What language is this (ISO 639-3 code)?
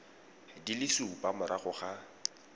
tsn